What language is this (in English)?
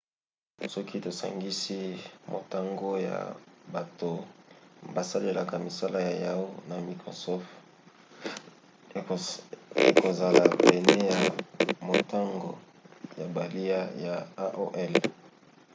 Lingala